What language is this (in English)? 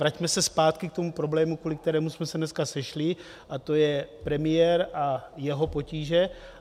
Czech